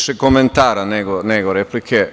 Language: Serbian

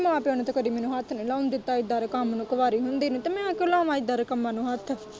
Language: Punjabi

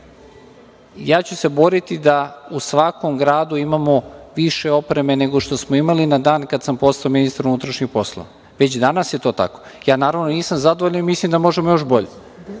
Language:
Serbian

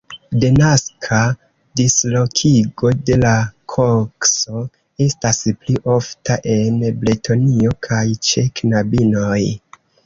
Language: Esperanto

